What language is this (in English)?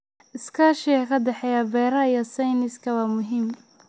Somali